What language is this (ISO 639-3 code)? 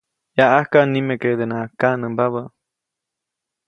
zoc